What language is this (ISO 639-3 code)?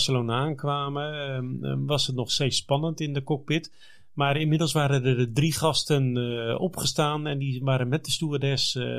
nld